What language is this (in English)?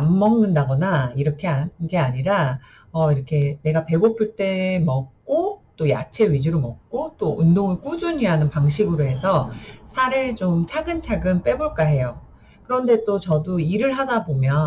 Korean